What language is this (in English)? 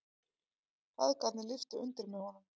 Icelandic